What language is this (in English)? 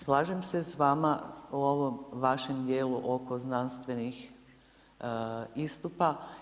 Croatian